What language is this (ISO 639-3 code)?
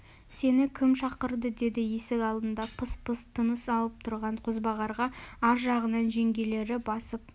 kaz